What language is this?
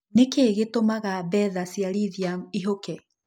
Kikuyu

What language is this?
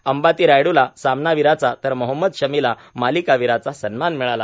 Marathi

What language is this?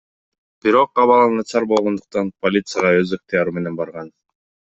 Kyrgyz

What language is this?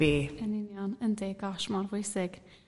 Welsh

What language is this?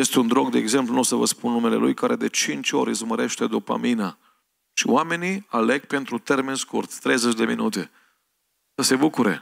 Romanian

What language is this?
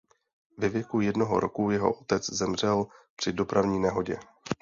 Czech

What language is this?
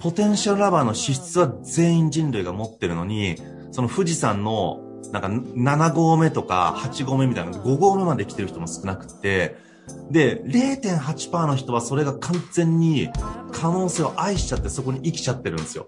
Japanese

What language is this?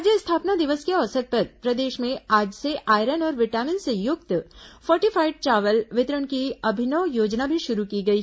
Hindi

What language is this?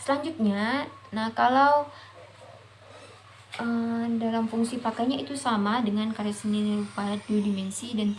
Indonesian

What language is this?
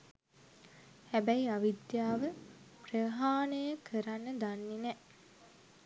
Sinhala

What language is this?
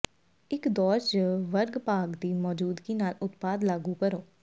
Punjabi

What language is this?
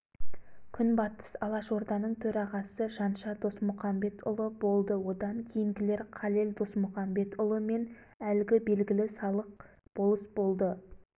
Kazakh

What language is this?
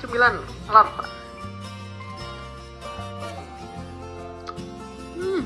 Indonesian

